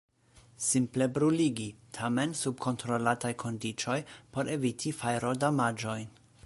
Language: Esperanto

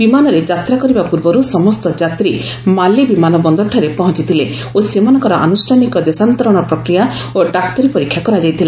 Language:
Odia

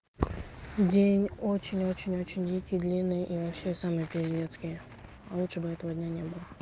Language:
Russian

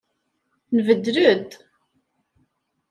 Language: Kabyle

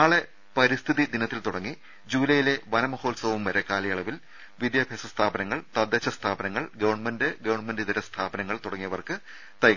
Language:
Malayalam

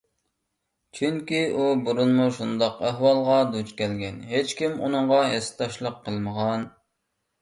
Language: Uyghur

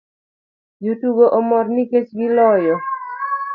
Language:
Luo (Kenya and Tanzania)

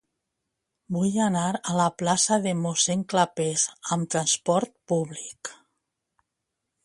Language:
Catalan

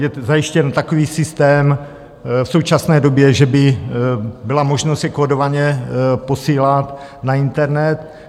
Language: Czech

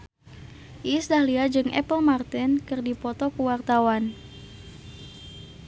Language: Sundanese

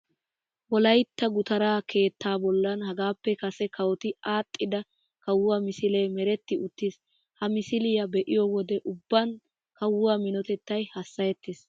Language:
Wolaytta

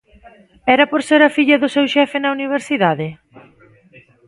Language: Galician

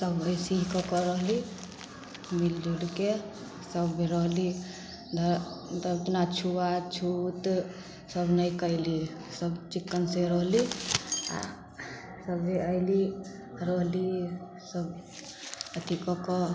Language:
Maithili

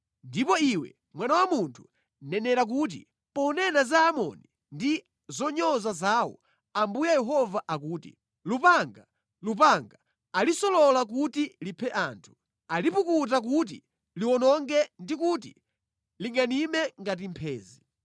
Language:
Nyanja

